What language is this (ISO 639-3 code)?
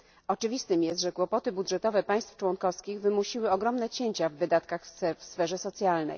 pol